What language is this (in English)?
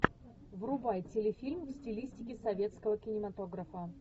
Russian